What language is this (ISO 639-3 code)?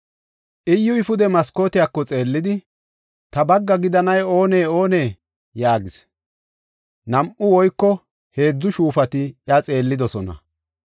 gof